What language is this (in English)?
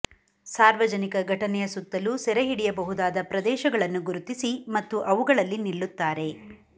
Kannada